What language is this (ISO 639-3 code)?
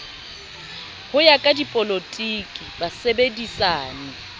sot